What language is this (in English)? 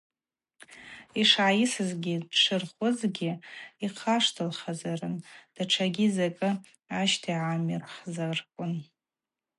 Abaza